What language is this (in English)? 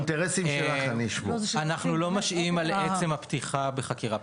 Hebrew